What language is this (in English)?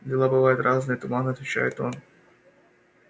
Russian